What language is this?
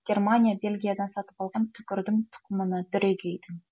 Kazakh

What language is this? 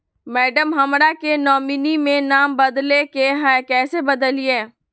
Magahi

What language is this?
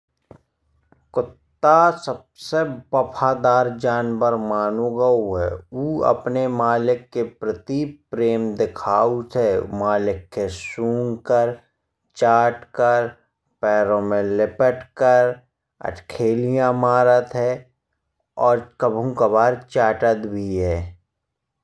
Bundeli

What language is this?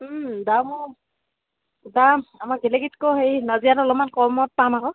Assamese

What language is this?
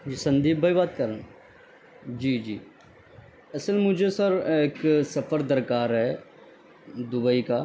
Urdu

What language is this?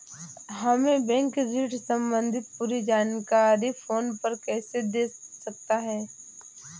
Hindi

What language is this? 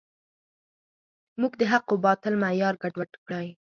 Pashto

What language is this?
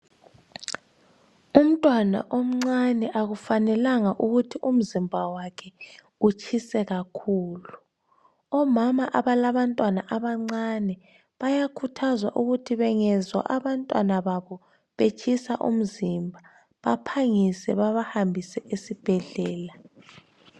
North Ndebele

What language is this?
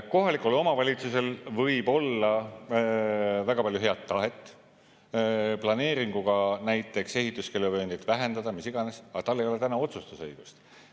Estonian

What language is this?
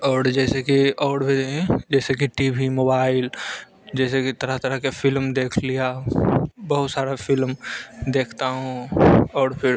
Hindi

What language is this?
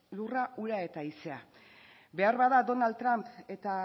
Basque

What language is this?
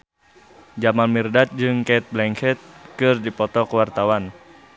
Sundanese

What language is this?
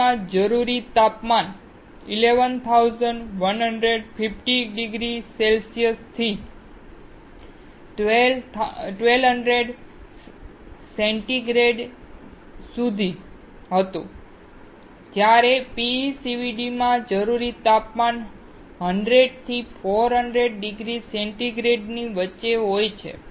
Gujarati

